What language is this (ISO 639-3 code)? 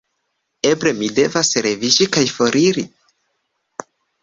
epo